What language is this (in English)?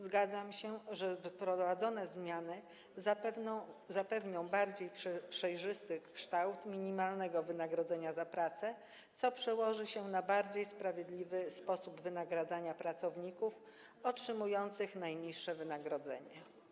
Polish